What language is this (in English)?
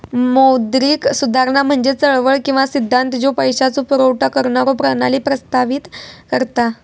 Marathi